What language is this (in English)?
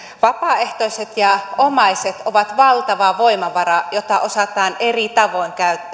Finnish